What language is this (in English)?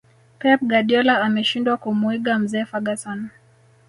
Swahili